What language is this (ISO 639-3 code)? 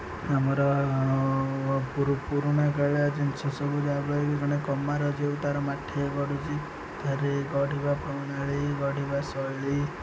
ori